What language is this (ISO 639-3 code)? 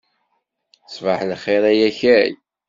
kab